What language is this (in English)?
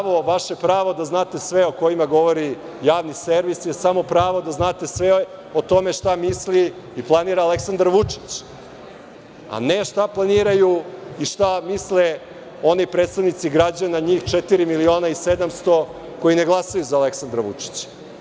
Serbian